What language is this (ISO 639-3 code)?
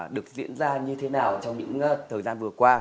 vie